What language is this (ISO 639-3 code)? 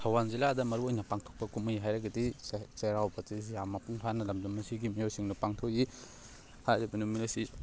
mni